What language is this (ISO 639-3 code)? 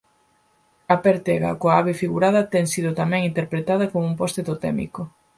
glg